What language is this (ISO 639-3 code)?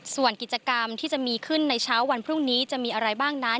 tha